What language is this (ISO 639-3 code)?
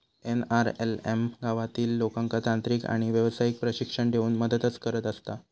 mar